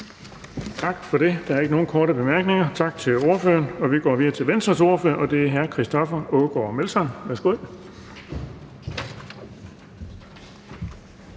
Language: Danish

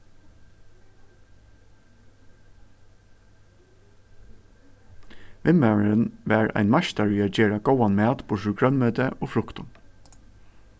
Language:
Faroese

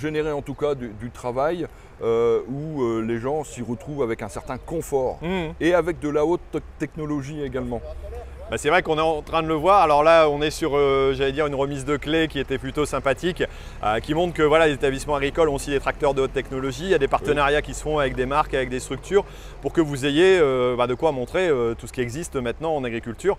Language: French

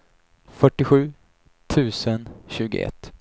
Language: Swedish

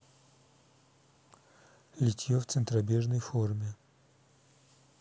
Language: Russian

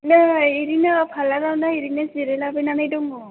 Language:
Bodo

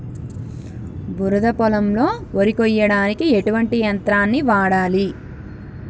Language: Telugu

